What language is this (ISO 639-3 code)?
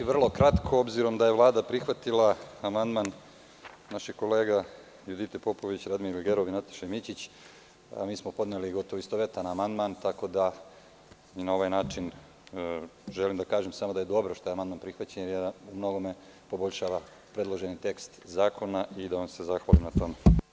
srp